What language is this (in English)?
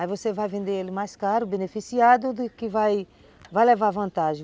Portuguese